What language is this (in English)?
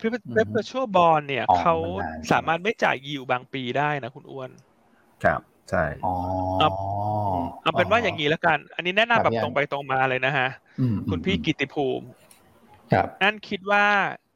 Thai